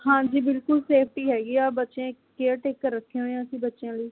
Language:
Punjabi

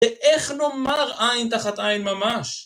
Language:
Hebrew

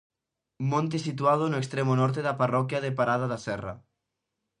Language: Galician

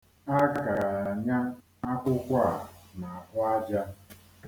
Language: Igbo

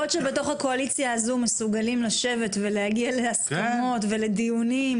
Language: Hebrew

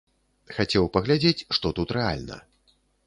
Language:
Belarusian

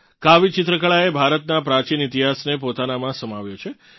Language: Gujarati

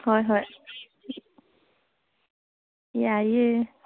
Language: Manipuri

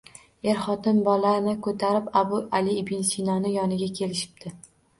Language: Uzbek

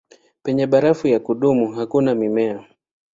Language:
Swahili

